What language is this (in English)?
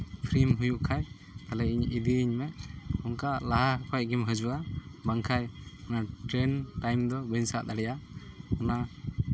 Santali